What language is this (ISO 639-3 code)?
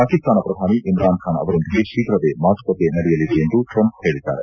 kan